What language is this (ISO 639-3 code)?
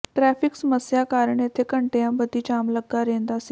pan